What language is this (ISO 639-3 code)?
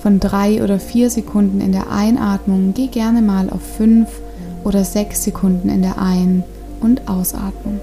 deu